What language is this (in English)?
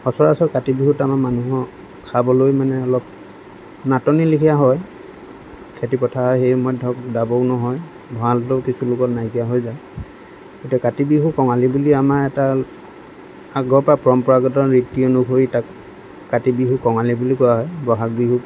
Assamese